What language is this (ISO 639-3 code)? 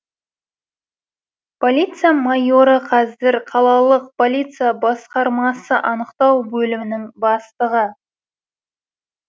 kaz